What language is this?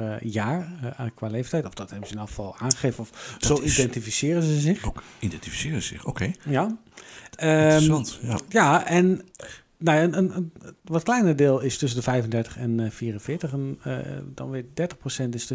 Dutch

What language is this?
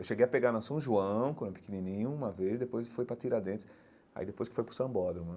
Portuguese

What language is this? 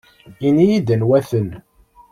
Kabyle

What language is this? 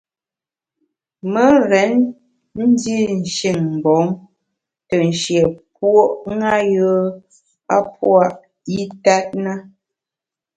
Bamun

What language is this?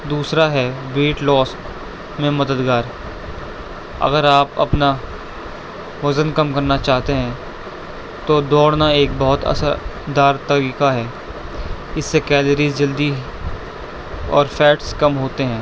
Urdu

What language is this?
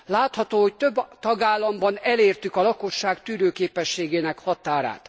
Hungarian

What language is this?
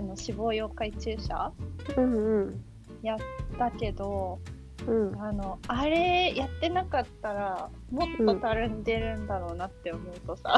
Japanese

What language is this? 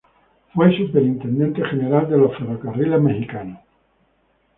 Spanish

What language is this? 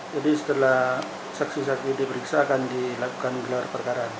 Indonesian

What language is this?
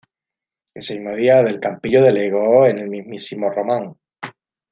Spanish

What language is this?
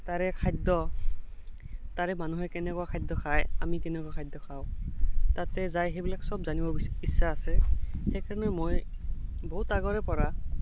Assamese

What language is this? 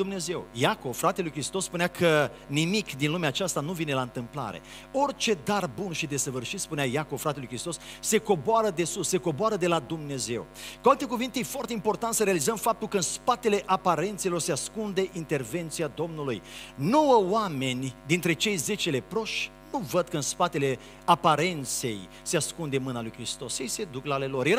Romanian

